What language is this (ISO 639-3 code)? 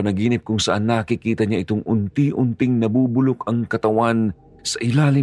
fil